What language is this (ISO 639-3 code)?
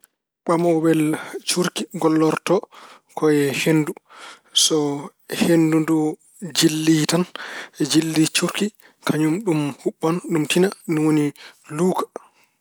ful